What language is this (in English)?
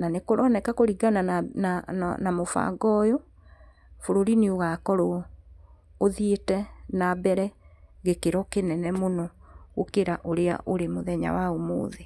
Kikuyu